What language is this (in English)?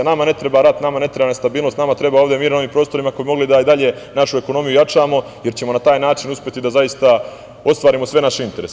Serbian